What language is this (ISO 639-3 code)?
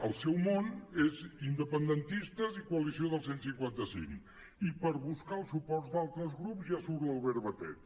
cat